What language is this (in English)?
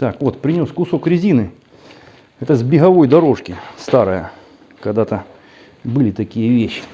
Russian